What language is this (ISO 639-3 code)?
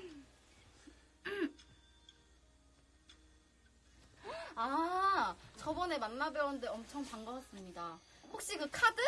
kor